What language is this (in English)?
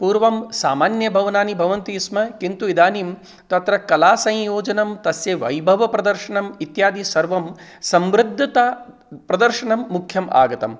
Sanskrit